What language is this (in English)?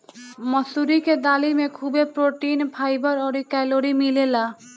Bhojpuri